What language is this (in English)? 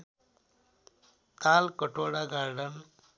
Nepali